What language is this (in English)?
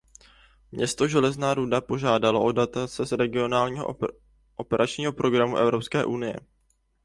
Czech